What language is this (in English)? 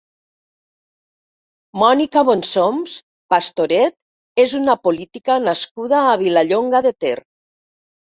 Catalan